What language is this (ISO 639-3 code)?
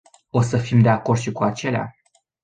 ron